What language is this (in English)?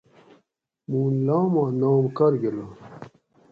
Gawri